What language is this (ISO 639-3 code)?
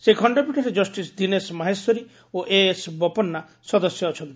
ori